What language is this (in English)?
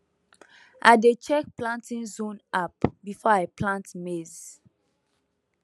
Nigerian Pidgin